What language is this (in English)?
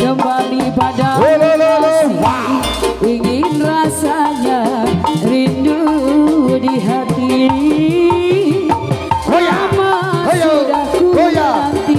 Indonesian